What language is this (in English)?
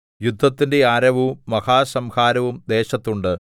Malayalam